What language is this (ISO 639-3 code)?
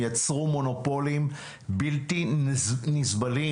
heb